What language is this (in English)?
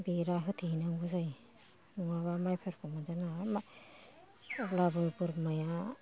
Bodo